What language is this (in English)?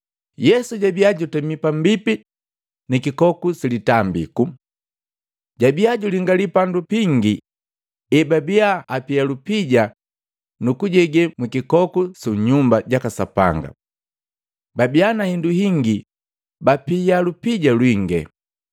Matengo